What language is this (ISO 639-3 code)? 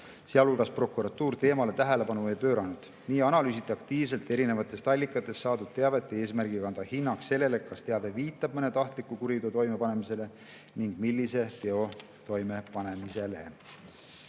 est